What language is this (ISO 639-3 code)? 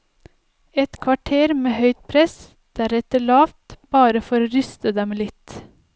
nor